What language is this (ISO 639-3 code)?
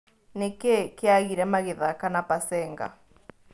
kik